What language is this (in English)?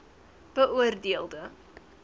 Afrikaans